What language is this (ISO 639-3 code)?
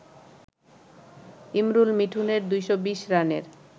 ben